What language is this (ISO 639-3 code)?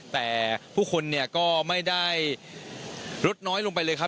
tha